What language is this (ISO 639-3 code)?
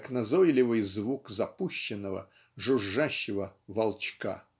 rus